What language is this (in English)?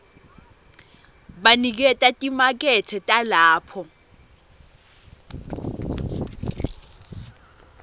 Swati